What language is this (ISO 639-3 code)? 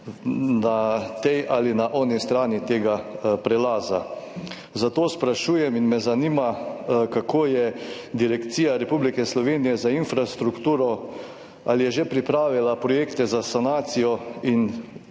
slv